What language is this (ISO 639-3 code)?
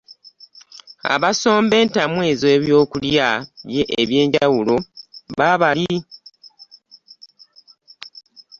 lug